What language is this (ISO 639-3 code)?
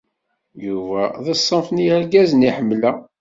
kab